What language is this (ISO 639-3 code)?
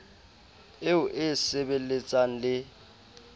sot